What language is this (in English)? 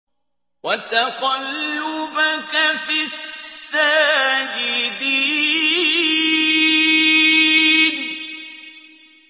Arabic